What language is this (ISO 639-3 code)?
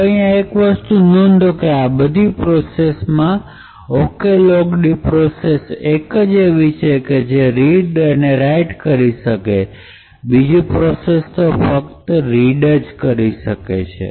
guj